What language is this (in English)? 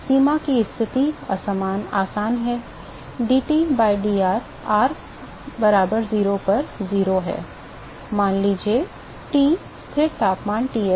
Hindi